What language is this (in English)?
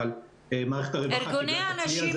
Hebrew